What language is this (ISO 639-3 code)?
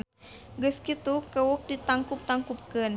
sun